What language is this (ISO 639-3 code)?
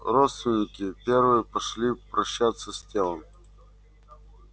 rus